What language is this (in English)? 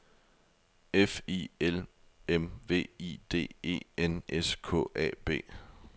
Danish